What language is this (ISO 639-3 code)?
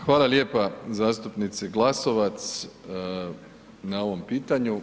hrv